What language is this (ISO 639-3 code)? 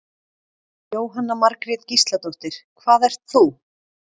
isl